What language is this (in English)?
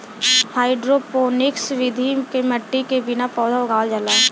Bhojpuri